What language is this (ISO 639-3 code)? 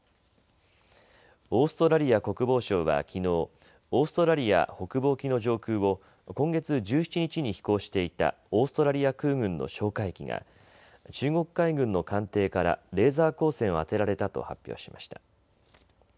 jpn